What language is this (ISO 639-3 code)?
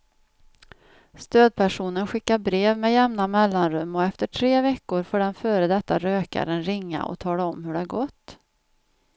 swe